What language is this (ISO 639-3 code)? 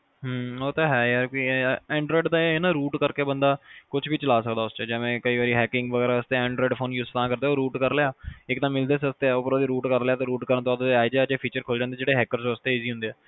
pan